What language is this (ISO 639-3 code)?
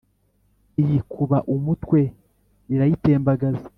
kin